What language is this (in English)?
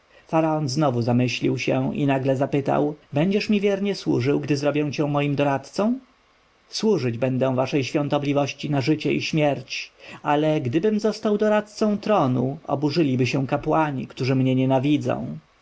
Polish